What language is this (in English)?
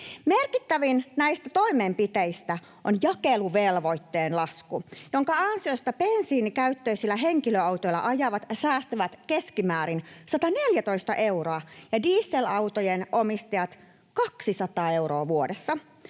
Finnish